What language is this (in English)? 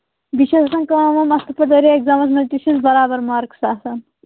Kashmiri